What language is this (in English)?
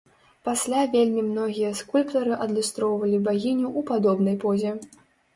Belarusian